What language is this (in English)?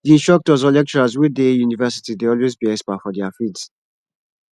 Nigerian Pidgin